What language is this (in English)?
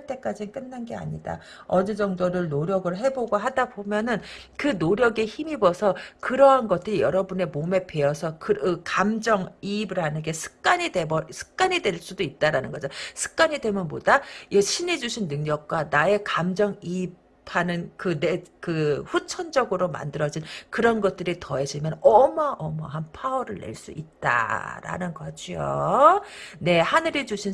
Korean